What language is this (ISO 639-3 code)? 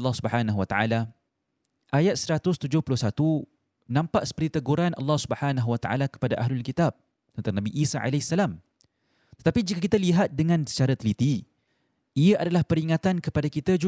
msa